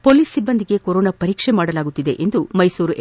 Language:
Kannada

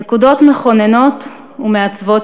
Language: Hebrew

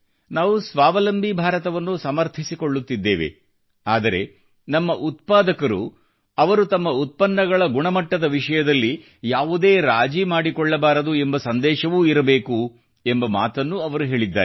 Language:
Kannada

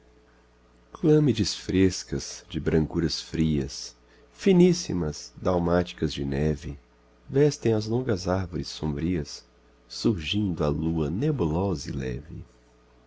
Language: Portuguese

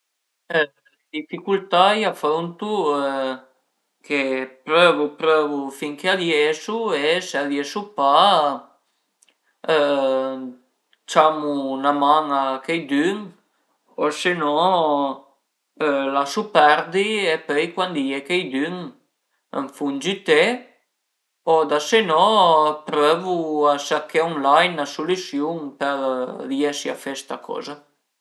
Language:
Piedmontese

